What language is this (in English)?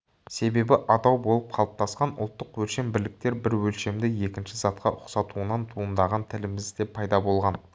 Kazakh